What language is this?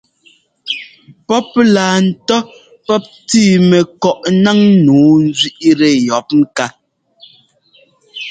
Ngomba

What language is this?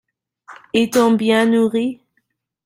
French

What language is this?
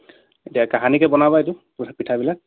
Assamese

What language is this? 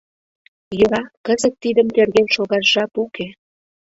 Mari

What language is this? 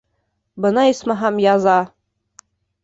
Bashkir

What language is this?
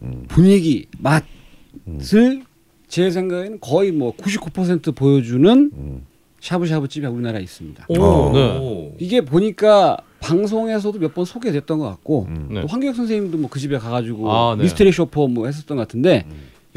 Korean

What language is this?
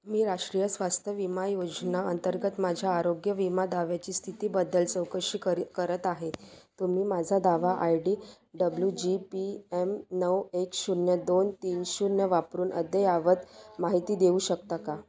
Marathi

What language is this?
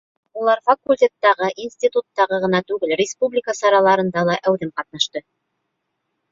Bashkir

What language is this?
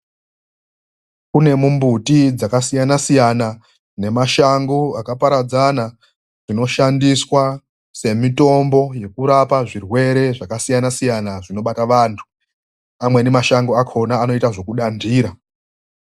Ndau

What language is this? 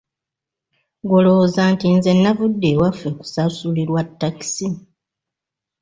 Ganda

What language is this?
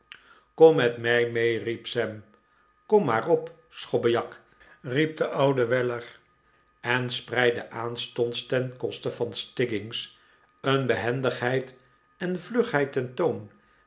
Dutch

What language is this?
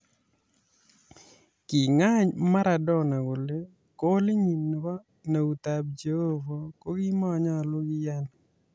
Kalenjin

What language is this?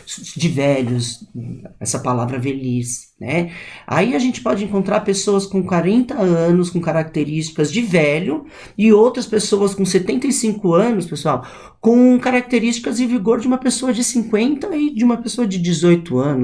Portuguese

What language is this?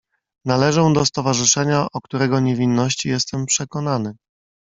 Polish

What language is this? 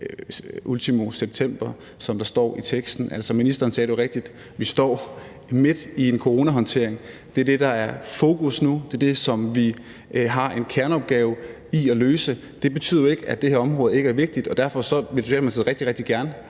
Danish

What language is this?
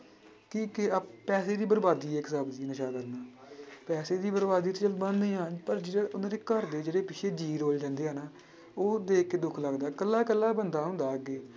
Punjabi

